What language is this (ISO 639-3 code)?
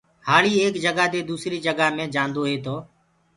ggg